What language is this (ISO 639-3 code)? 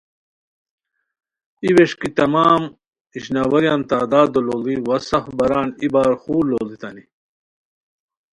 khw